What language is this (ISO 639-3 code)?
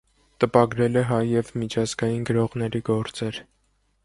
hye